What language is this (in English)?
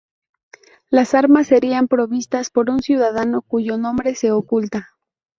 Spanish